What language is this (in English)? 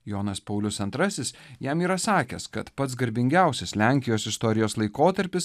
Lithuanian